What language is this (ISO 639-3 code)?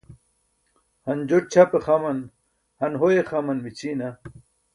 bsk